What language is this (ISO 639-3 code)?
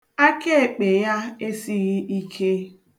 ibo